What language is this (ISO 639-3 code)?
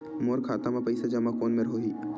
hne